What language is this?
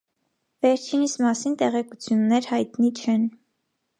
Armenian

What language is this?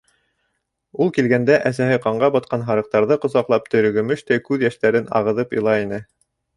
Bashkir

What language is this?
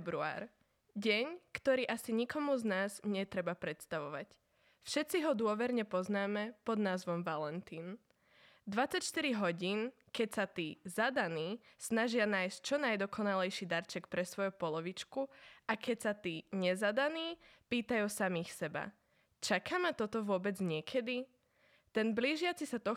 Slovak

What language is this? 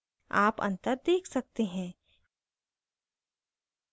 Hindi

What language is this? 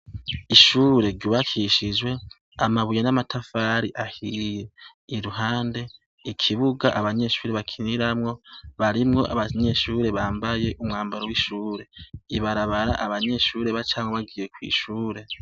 Rundi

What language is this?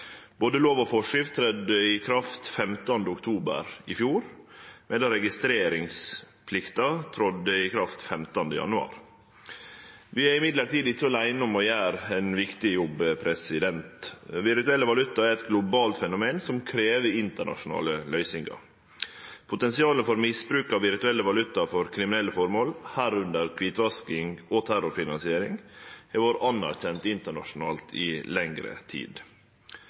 Norwegian Nynorsk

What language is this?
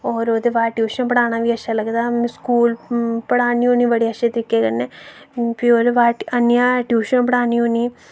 Dogri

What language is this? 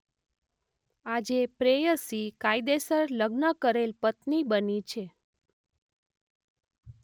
Gujarati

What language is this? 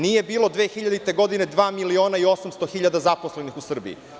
Serbian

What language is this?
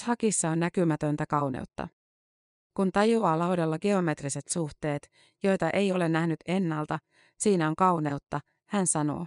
Finnish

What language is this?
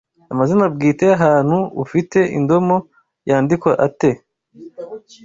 Kinyarwanda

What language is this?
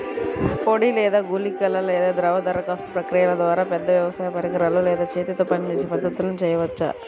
Telugu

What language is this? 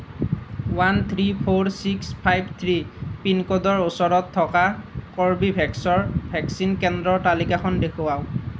Assamese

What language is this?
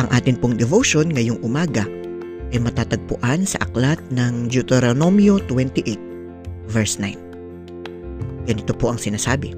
Filipino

